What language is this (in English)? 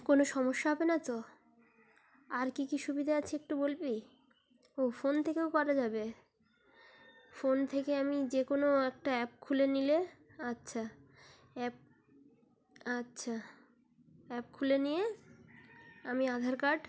Bangla